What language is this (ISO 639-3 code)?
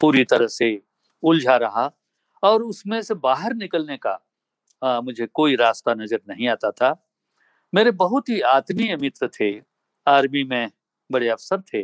hin